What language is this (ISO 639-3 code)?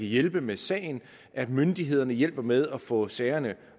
dan